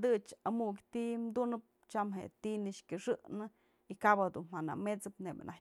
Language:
Mazatlán Mixe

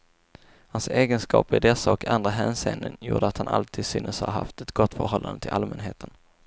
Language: Swedish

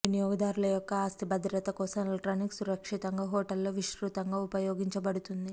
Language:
Telugu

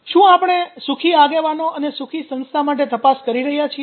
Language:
Gujarati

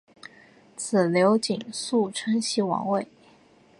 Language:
Chinese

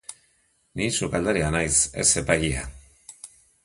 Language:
Basque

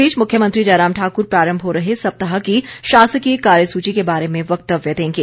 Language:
Hindi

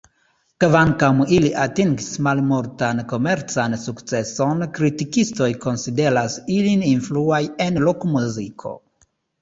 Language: Esperanto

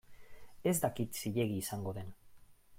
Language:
Basque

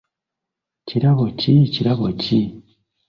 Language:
Ganda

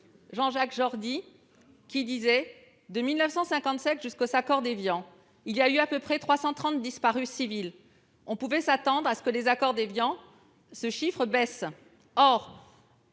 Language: French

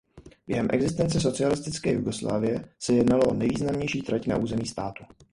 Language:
Czech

